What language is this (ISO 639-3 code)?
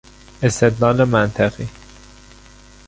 fas